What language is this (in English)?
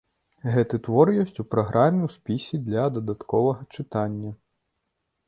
Belarusian